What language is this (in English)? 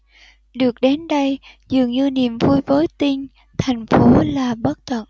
Vietnamese